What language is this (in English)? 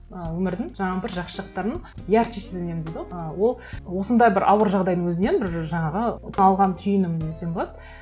Kazakh